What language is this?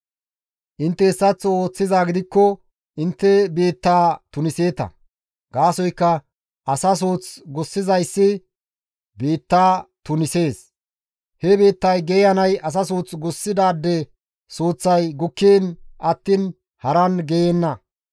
Gamo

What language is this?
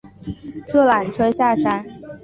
Chinese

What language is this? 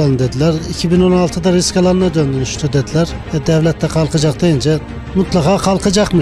Turkish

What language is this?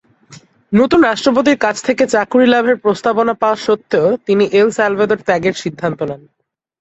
Bangla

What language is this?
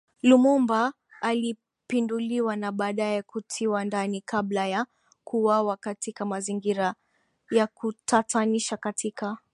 Swahili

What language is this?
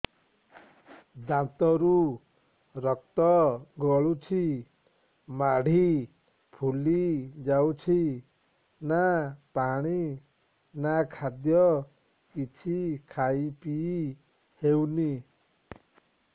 Odia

